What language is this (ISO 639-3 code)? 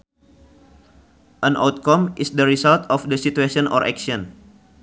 sun